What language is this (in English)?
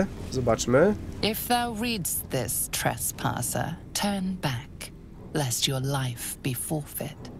Polish